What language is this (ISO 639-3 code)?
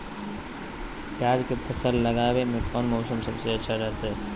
mag